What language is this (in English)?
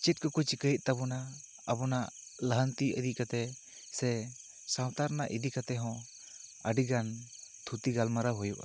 Santali